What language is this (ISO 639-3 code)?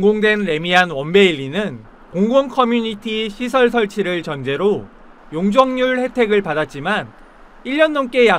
kor